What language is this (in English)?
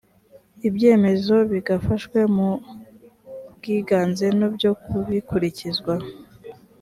Kinyarwanda